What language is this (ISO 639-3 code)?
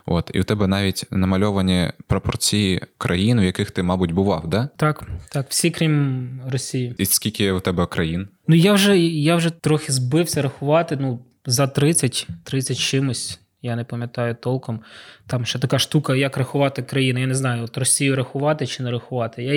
ukr